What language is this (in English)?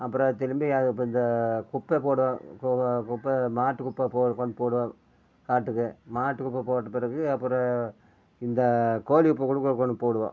Tamil